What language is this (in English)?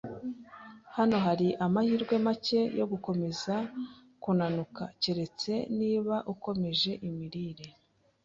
Kinyarwanda